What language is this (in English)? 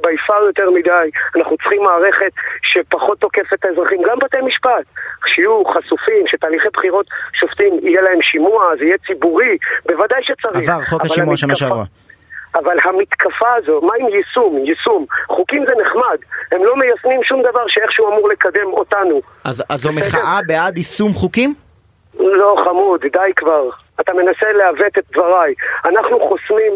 Hebrew